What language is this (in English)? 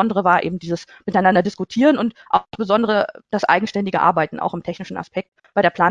German